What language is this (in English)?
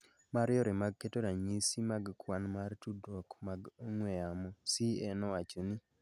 Luo (Kenya and Tanzania)